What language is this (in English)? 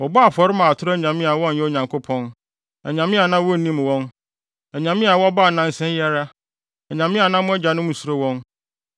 Akan